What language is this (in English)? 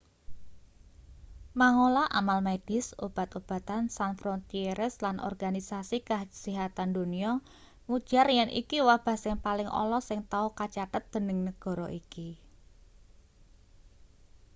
Javanese